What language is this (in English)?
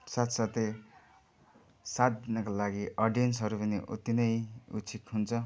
Nepali